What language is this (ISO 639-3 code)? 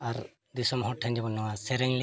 sat